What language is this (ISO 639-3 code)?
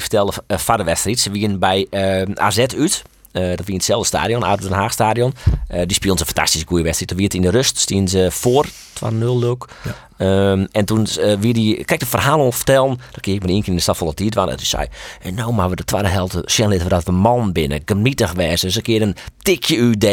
nld